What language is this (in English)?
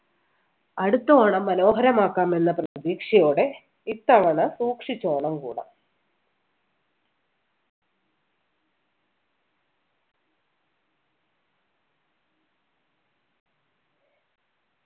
Malayalam